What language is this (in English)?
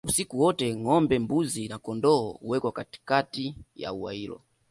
Swahili